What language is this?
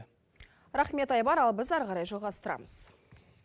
Kazakh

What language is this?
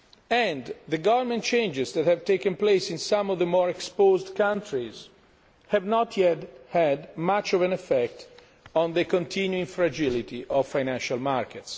English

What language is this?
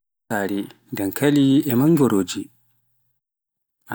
Pular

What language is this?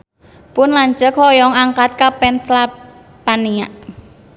Sundanese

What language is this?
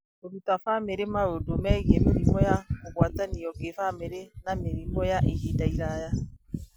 Kikuyu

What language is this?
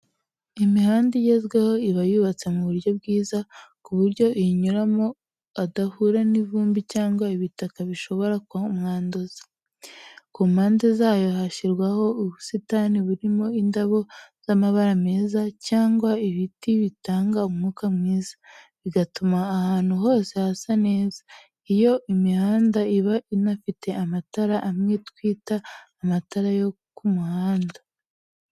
Kinyarwanda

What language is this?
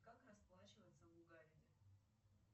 Russian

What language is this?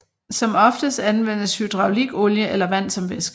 Danish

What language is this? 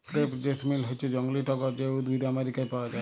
Bangla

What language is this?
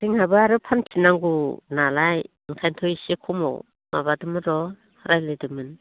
Bodo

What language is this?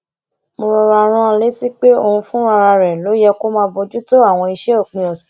Yoruba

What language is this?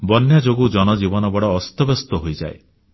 Odia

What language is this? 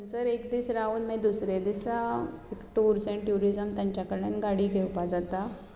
Konkani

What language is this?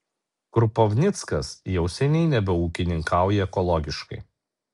Lithuanian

